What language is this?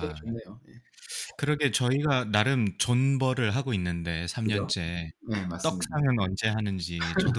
Korean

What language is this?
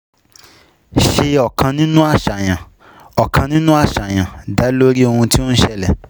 Yoruba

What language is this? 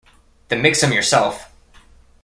English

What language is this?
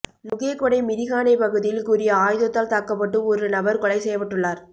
Tamil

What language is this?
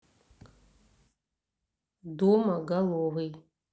Russian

